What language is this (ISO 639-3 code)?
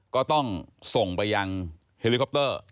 tha